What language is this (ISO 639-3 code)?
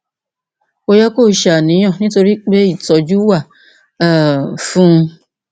yor